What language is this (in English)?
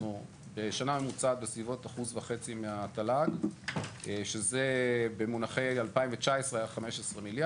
Hebrew